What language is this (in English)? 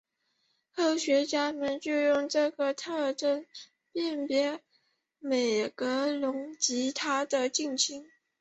Chinese